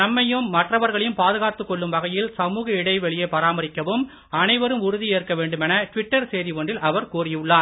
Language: Tamil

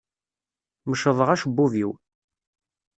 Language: Kabyle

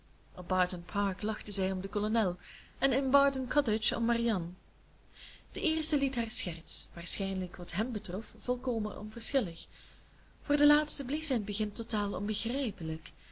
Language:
Dutch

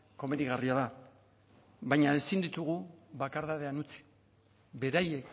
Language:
Basque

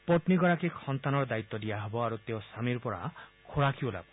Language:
Assamese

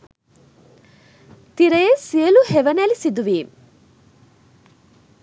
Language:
Sinhala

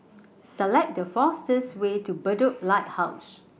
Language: English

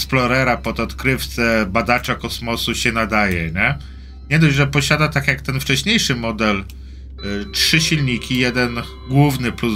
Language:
Polish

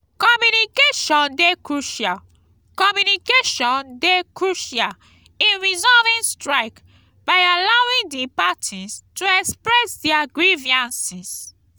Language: Nigerian Pidgin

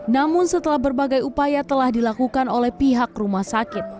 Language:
Indonesian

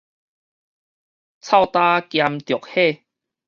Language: Min Nan Chinese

